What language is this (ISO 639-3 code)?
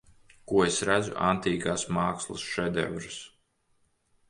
lav